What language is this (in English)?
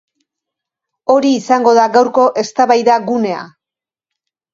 Basque